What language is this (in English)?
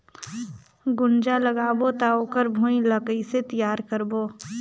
Chhattisgarhi